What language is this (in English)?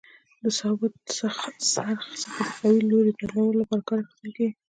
Pashto